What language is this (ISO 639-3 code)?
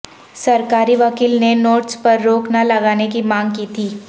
urd